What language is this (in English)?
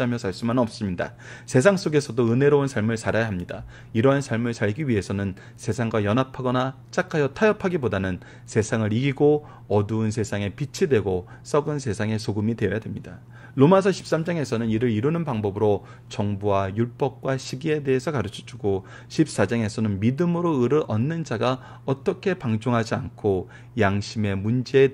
Korean